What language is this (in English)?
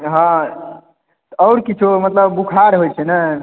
Maithili